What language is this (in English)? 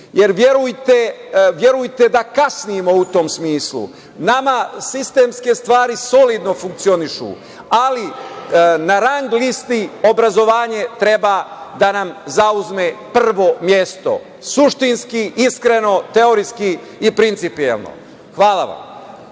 Serbian